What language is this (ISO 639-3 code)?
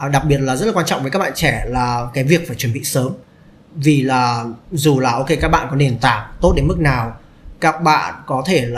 vie